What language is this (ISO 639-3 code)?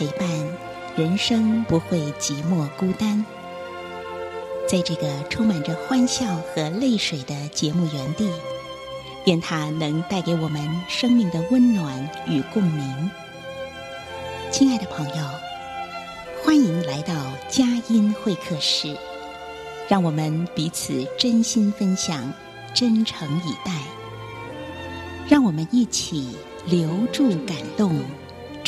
zho